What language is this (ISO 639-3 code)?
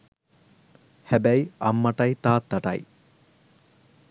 sin